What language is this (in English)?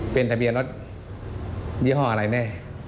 Thai